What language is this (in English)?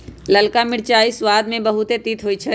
Magahi